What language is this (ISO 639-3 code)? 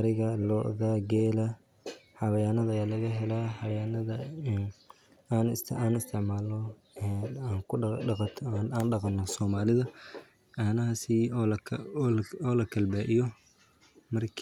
som